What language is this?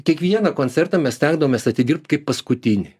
Lithuanian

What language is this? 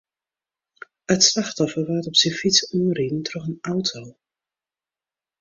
Western Frisian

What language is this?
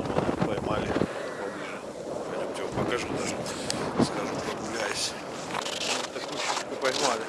Russian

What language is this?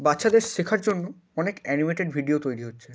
Bangla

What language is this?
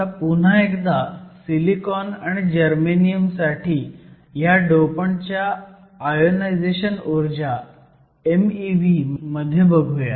Marathi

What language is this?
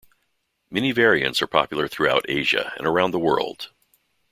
English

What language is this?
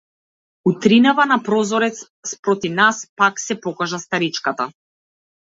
Macedonian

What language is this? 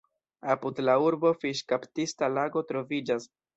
Esperanto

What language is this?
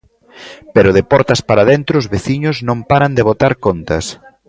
Galician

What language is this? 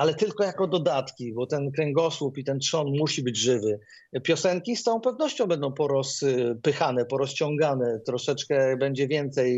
Polish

